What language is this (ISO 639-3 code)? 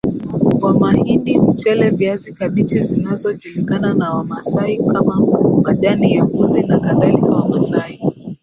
swa